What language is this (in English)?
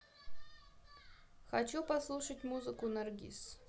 Russian